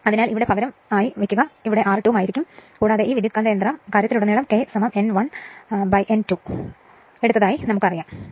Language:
Malayalam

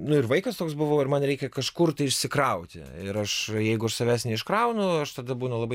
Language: Lithuanian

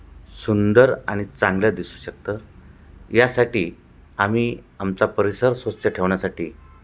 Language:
Marathi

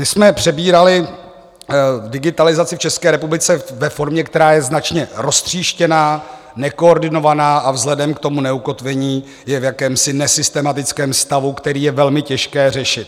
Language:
Czech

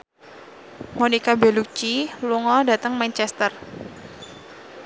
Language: Javanese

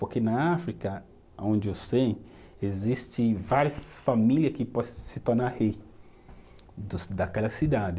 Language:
Portuguese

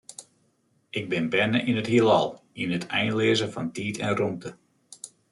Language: Western Frisian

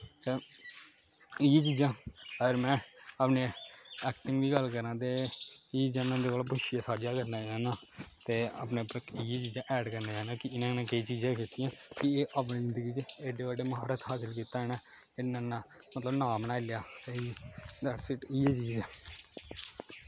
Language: Dogri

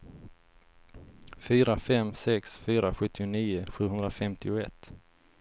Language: Swedish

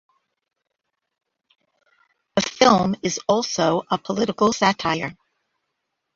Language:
English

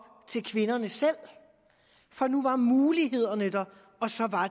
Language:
Danish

